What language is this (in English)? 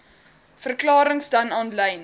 Afrikaans